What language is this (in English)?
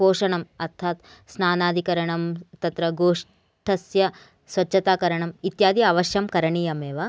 Sanskrit